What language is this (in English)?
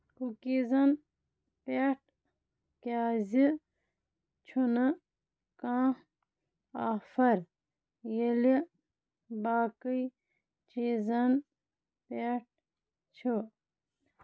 Kashmiri